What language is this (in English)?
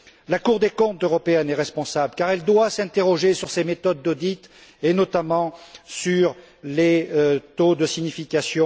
French